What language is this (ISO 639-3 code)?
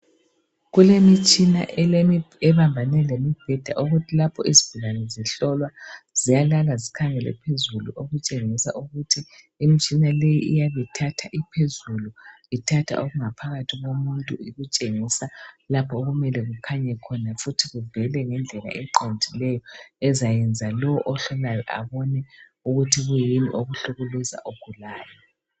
nde